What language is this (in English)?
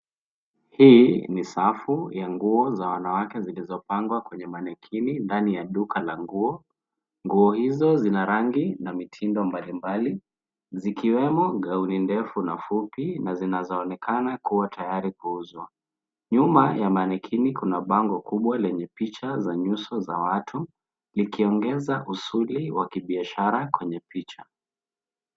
Swahili